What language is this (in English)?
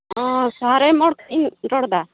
Santali